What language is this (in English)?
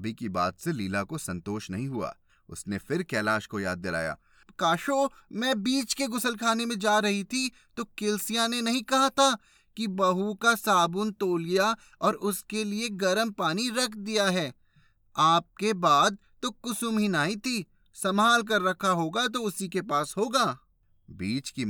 Hindi